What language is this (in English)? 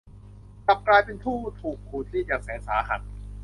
Thai